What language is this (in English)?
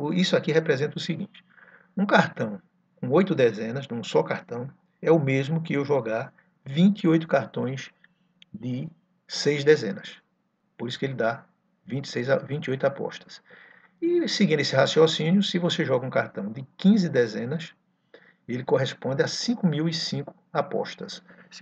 Portuguese